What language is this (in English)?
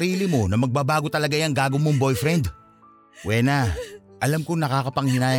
Filipino